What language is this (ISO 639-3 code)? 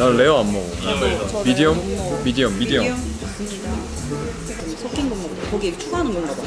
kor